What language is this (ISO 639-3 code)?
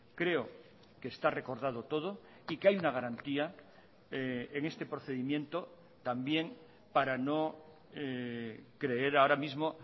spa